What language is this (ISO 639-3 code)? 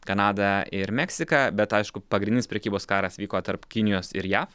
lit